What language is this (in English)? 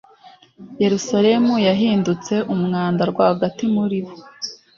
Kinyarwanda